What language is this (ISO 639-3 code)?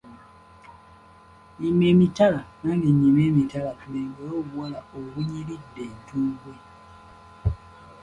lug